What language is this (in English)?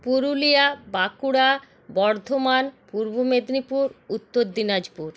Bangla